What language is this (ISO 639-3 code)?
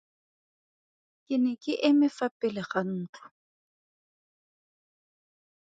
tsn